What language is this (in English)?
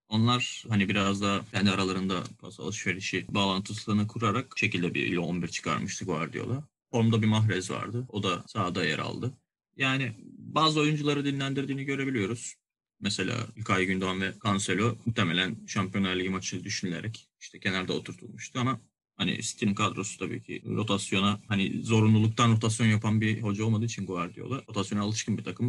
Turkish